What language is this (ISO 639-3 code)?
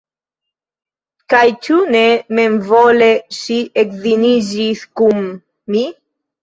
epo